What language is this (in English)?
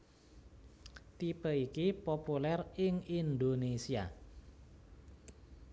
Javanese